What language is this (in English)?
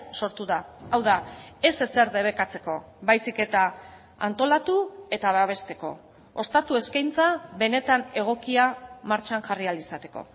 Basque